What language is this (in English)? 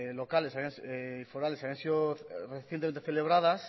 Spanish